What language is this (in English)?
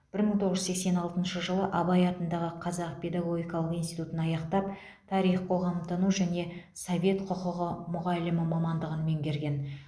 Kazakh